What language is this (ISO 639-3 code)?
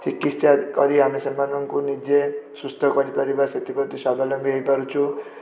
ori